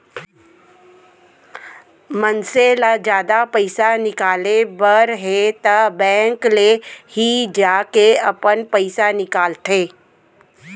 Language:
Chhattisgarhi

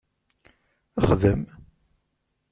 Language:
Kabyle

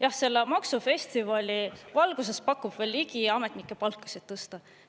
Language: Estonian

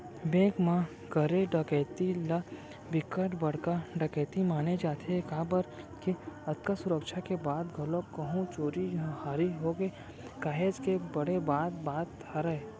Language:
Chhattisgarhi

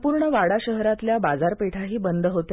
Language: Marathi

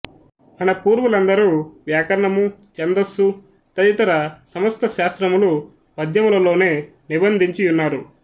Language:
Telugu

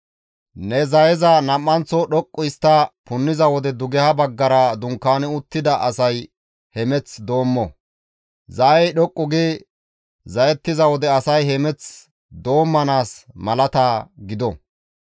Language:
Gamo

